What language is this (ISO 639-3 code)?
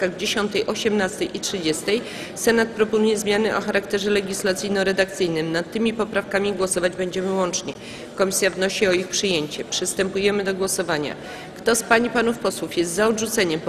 pol